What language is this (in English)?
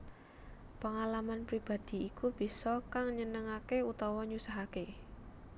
Javanese